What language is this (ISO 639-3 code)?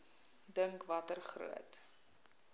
afr